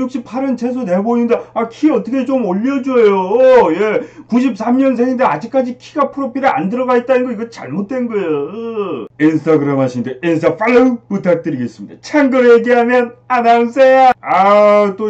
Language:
Korean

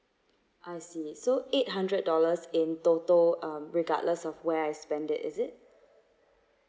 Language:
English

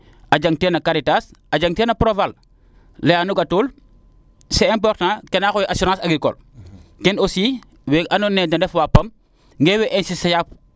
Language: Serer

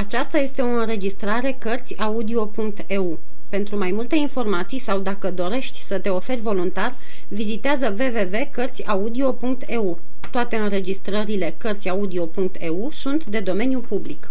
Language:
Romanian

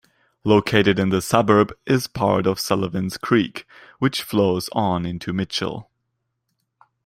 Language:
English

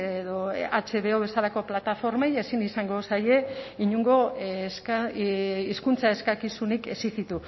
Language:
Basque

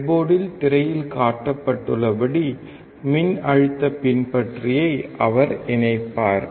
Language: Tamil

